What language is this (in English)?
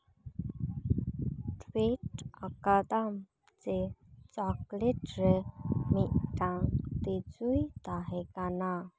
Santali